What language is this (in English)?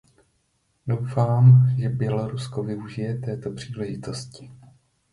Czech